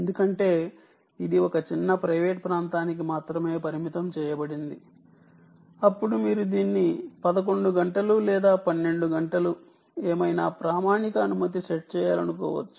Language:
Telugu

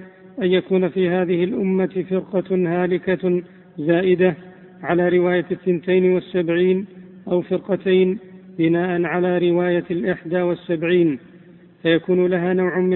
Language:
Arabic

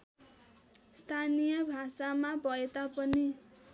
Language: Nepali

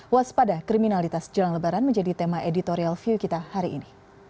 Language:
Indonesian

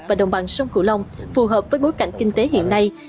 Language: Vietnamese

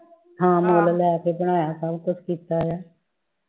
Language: Punjabi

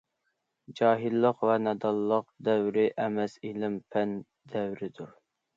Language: Uyghur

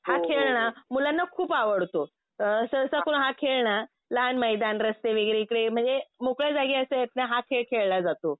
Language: Marathi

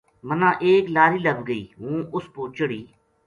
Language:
Gujari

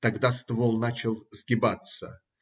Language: Russian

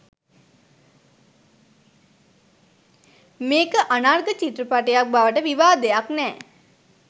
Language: Sinhala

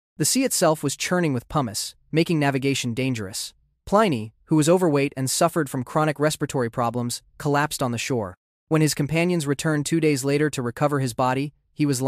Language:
English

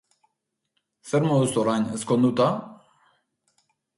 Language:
Basque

